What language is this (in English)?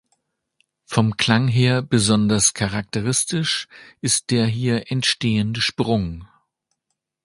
German